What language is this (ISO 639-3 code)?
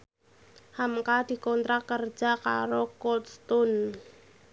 jav